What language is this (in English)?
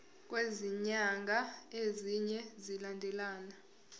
Zulu